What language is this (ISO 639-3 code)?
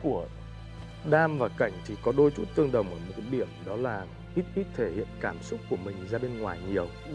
vie